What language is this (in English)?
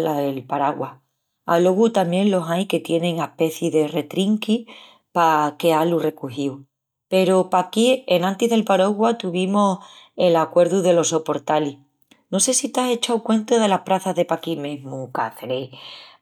Extremaduran